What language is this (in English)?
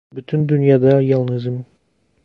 Turkish